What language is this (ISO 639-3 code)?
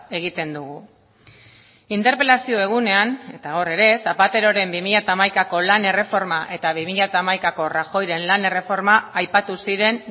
eus